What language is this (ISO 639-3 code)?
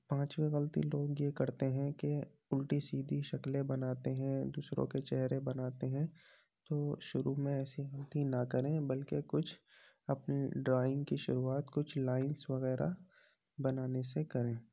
urd